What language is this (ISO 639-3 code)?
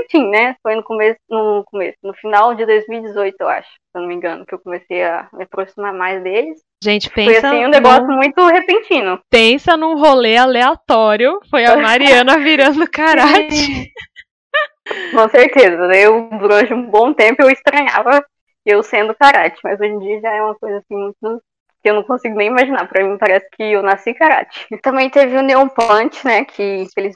por